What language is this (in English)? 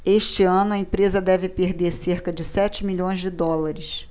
Portuguese